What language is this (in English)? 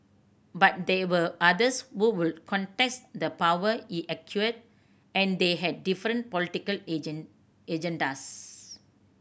English